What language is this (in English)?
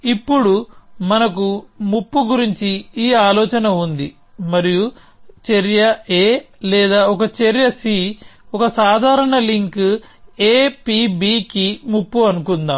Telugu